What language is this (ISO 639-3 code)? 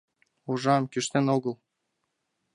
chm